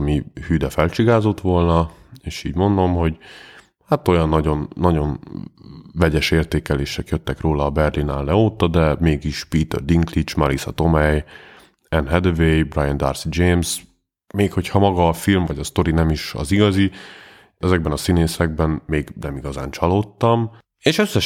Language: Hungarian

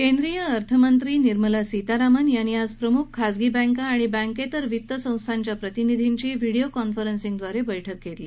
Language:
Marathi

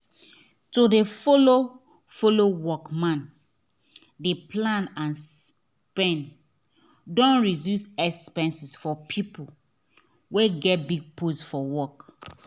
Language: Nigerian Pidgin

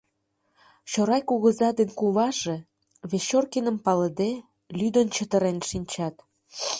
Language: Mari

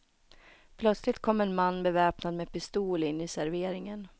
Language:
Swedish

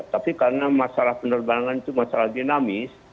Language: Indonesian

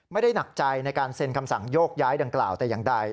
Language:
Thai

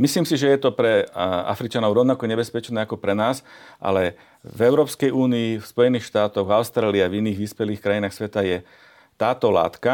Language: Slovak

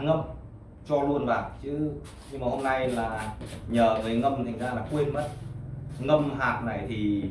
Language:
Vietnamese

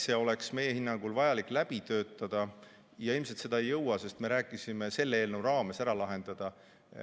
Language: Estonian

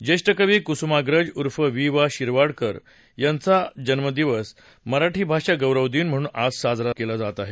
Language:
Marathi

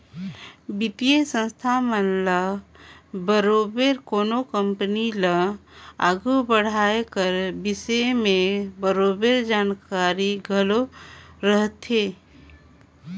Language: Chhattisgarhi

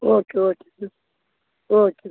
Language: Kannada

